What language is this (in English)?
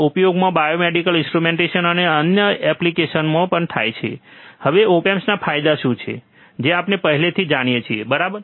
Gujarati